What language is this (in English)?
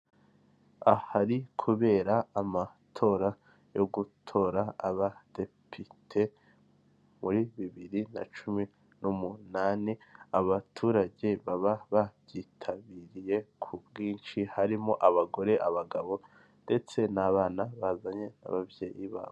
Kinyarwanda